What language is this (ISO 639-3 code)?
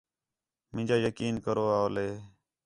xhe